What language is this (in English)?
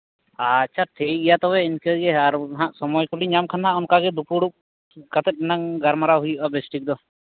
Santali